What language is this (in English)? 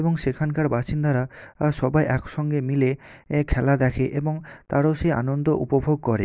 Bangla